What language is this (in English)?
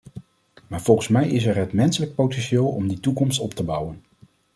Dutch